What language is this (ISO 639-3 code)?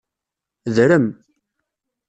kab